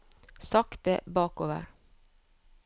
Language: Norwegian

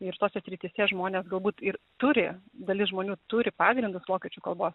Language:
Lithuanian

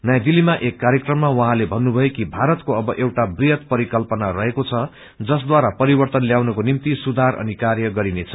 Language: Nepali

